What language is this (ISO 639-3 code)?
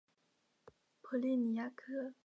zho